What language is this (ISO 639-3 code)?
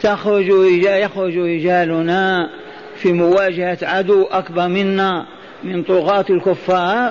ara